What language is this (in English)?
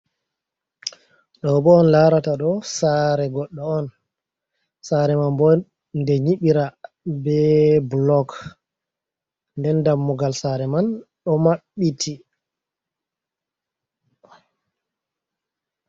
Fula